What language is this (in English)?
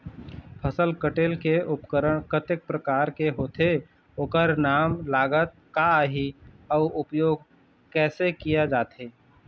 Chhattisgarhi